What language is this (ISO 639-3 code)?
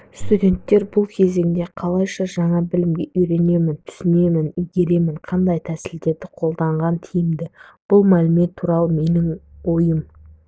kaz